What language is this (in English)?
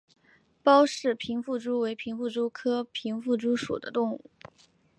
Chinese